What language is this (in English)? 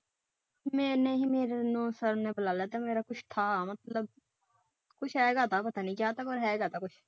Punjabi